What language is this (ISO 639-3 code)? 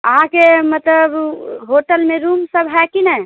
mai